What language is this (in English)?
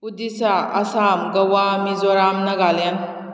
Manipuri